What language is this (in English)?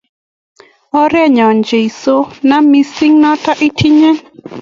Kalenjin